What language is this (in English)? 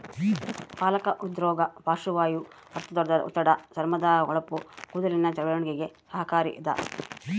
Kannada